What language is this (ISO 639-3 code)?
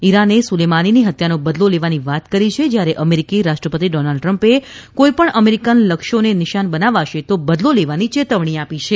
guj